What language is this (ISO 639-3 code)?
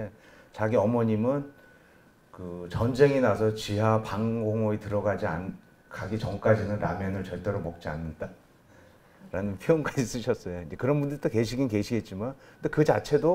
kor